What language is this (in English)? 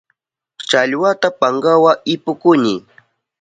Southern Pastaza Quechua